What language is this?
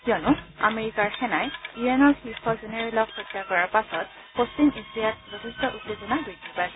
Assamese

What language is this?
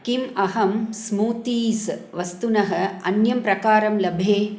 Sanskrit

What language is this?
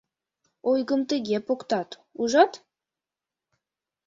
Mari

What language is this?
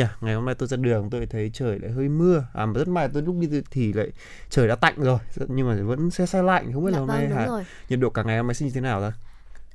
Vietnamese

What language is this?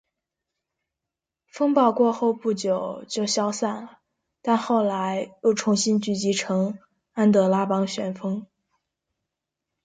Chinese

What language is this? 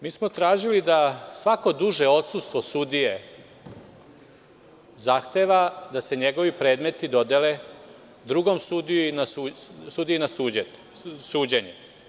Serbian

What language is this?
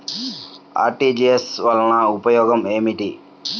Telugu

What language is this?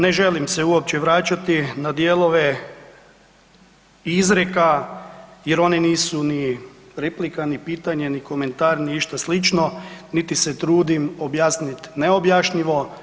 Croatian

